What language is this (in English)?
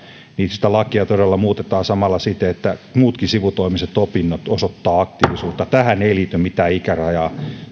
Finnish